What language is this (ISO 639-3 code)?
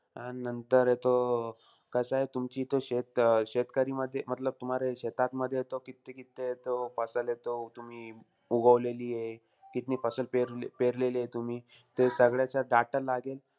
mar